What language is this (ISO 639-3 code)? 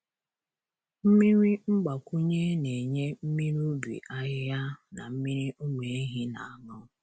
ibo